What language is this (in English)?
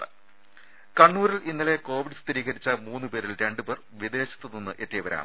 Malayalam